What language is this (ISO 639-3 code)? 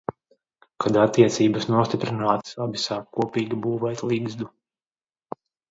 lav